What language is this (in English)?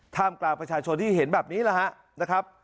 Thai